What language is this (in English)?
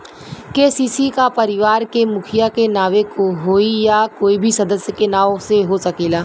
Bhojpuri